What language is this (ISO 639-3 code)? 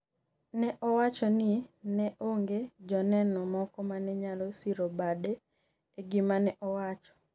luo